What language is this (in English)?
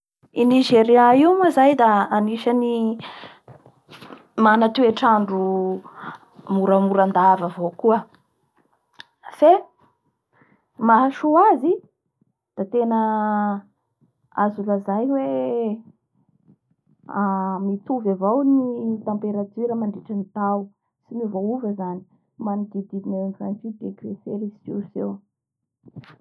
Bara Malagasy